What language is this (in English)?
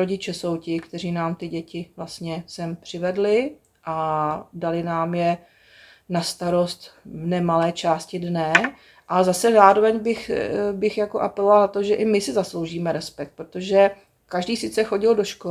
Czech